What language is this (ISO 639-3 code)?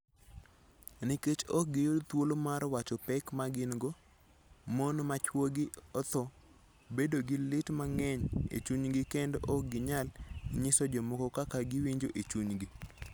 luo